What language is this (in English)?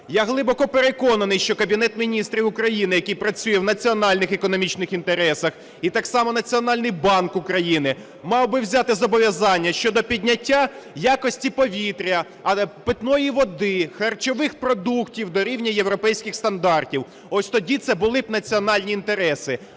Ukrainian